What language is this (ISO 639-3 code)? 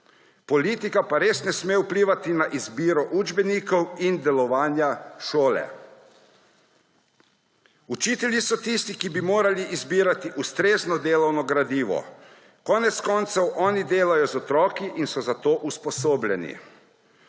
slv